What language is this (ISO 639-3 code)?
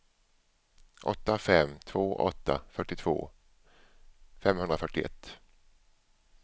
swe